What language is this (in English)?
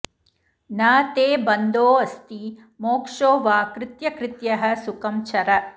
Sanskrit